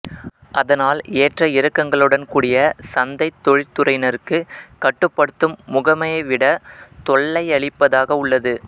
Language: Tamil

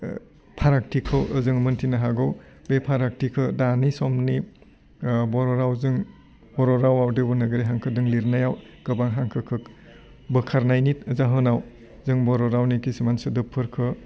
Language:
Bodo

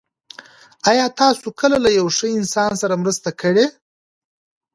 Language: Pashto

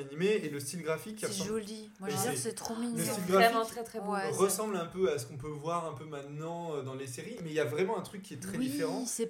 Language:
French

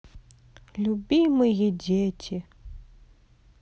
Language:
Russian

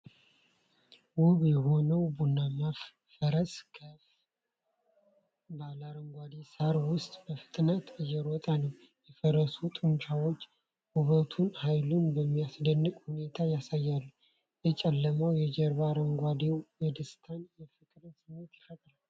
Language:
Amharic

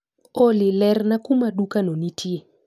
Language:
Luo (Kenya and Tanzania)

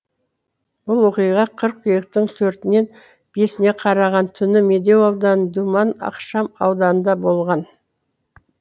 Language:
Kazakh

